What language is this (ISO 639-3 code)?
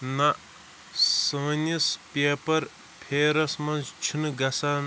kas